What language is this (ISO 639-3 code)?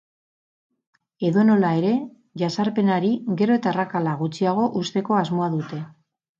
eus